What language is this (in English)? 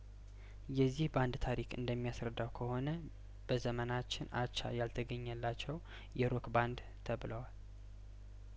Amharic